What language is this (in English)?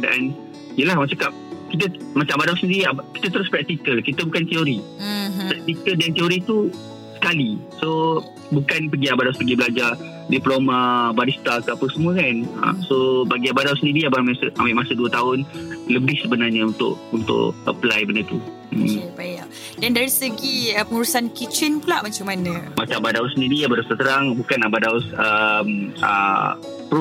Malay